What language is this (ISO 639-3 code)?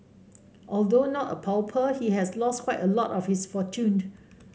eng